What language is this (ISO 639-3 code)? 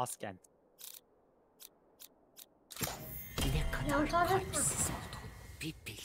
tur